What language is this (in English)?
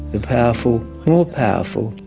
English